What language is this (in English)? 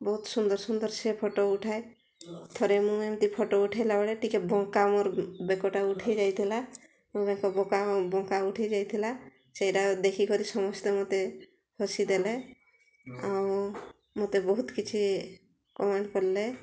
Odia